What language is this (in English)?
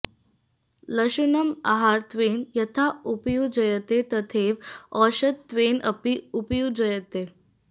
Sanskrit